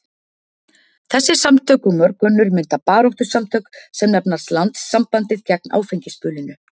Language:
Icelandic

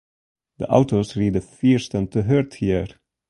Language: Western Frisian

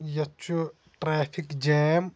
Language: Kashmiri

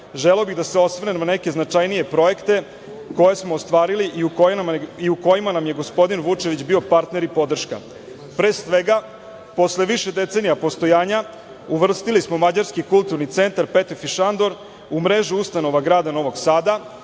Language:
Serbian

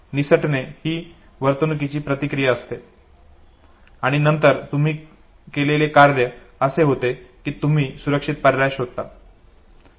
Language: Marathi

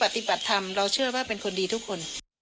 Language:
Thai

